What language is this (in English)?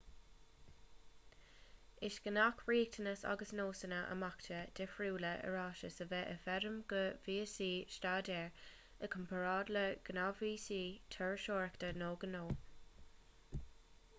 Irish